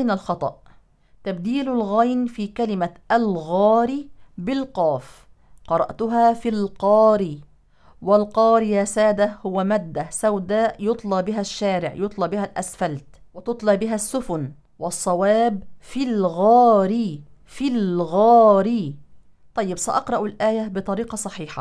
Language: Arabic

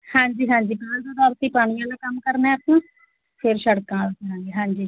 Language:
Punjabi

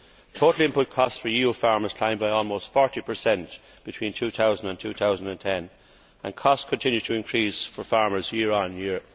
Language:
English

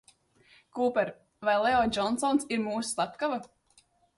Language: Latvian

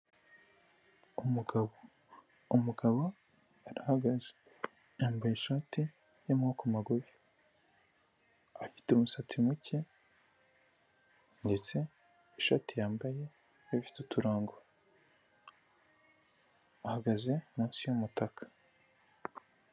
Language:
Kinyarwanda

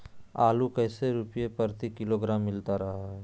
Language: Magahi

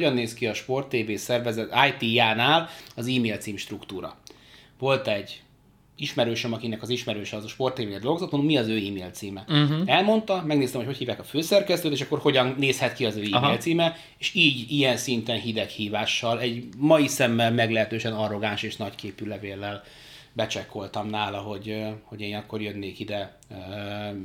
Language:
Hungarian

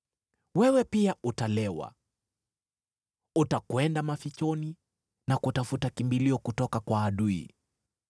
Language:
Swahili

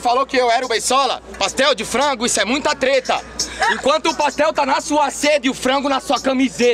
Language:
Portuguese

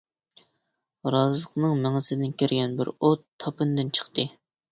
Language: Uyghur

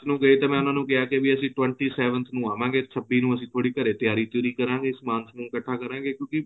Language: Punjabi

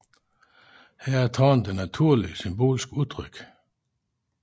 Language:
Danish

